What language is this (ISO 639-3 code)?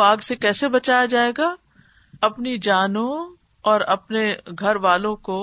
urd